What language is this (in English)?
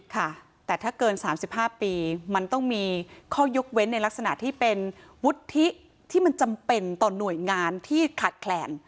Thai